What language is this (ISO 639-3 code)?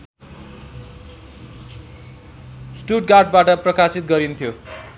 nep